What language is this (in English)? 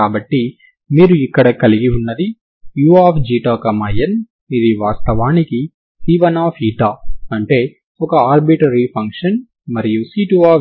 Telugu